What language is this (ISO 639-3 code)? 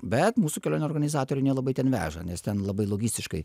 lit